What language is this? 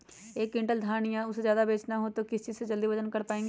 Magahi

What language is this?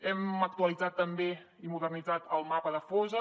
Catalan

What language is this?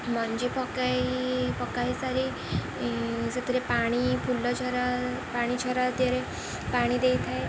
Odia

